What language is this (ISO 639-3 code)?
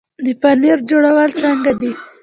pus